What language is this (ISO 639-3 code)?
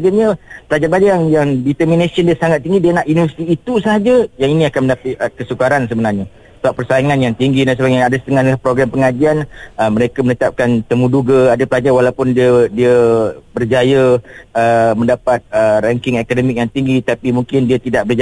msa